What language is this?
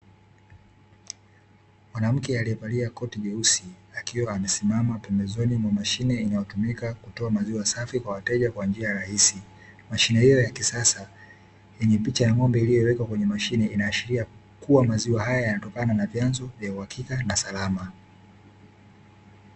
Swahili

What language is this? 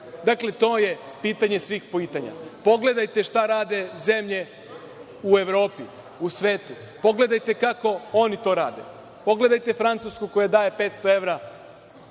Serbian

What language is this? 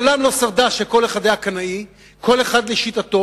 Hebrew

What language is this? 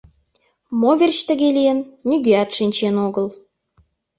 Mari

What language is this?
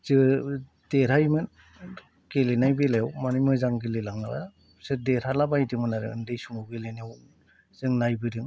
Bodo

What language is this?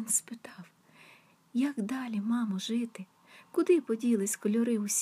Ukrainian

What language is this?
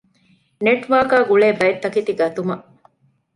Divehi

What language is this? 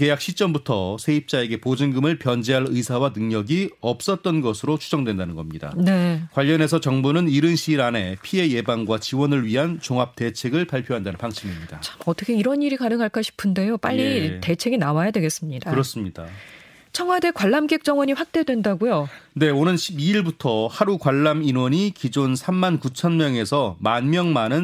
Korean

